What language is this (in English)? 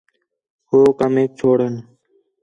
Khetrani